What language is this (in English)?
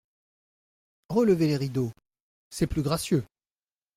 French